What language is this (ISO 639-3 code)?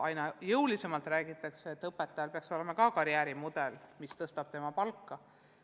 est